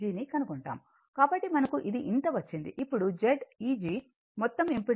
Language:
Telugu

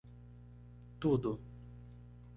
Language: Portuguese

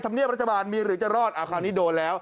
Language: Thai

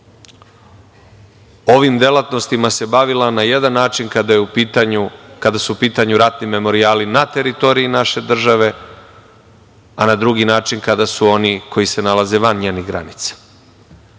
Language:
Serbian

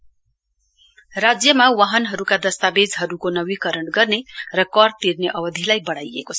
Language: Nepali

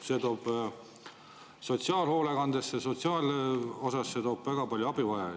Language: Estonian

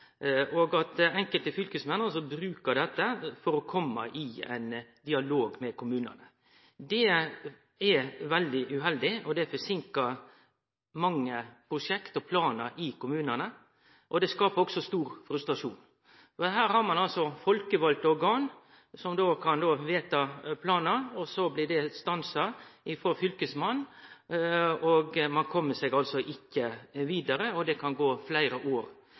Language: Norwegian Nynorsk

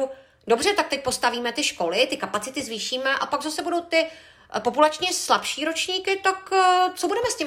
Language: Czech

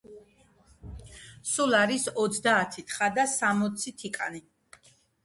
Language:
Georgian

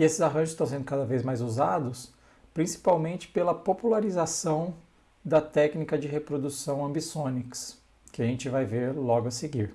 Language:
Portuguese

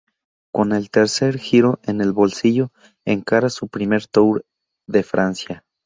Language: Spanish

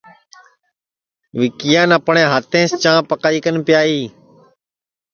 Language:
Sansi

